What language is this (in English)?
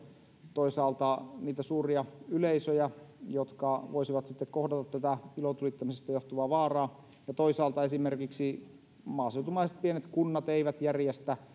Finnish